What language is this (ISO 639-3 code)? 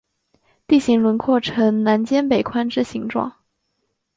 zho